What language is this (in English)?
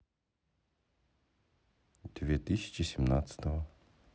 Russian